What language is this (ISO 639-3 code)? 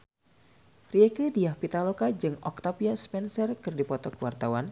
sun